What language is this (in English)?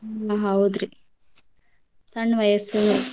Kannada